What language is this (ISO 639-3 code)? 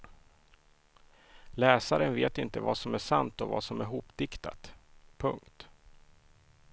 swe